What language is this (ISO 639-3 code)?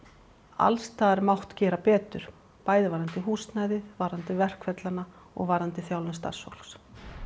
isl